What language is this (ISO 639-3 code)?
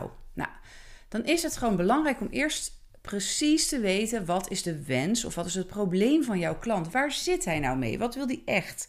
nld